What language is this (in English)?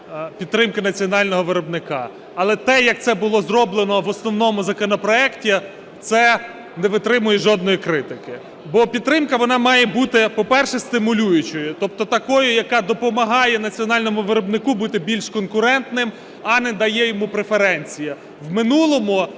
Ukrainian